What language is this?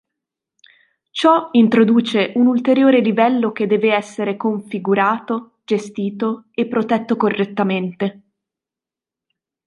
Italian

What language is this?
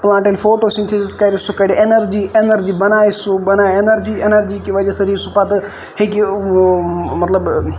Kashmiri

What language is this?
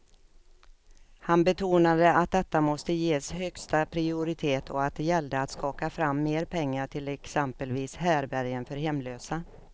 Swedish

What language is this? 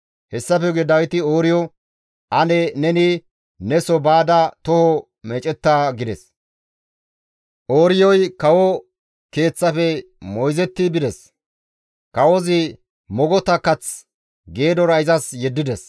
Gamo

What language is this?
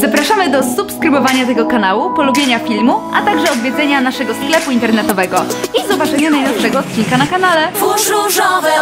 Polish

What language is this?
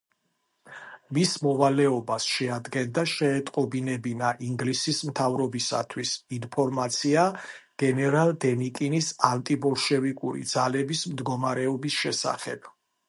Georgian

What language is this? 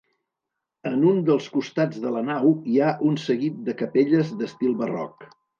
Catalan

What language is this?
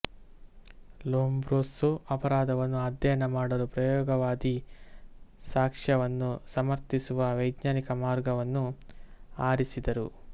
Kannada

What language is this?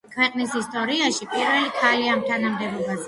Georgian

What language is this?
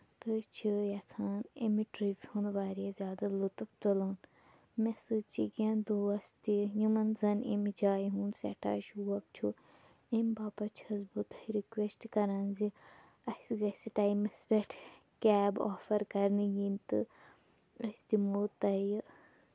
Kashmiri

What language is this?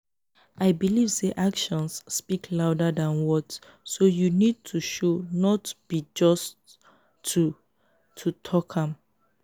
Nigerian Pidgin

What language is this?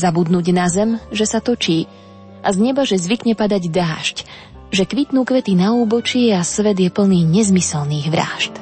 Slovak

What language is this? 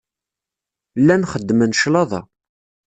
Kabyle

